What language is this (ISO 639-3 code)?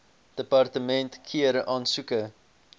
afr